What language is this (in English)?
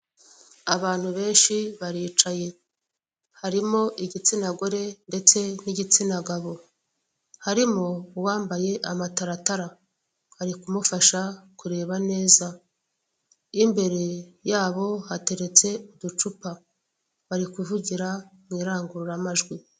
Kinyarwanda